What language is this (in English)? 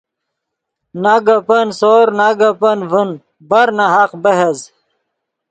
Yidgha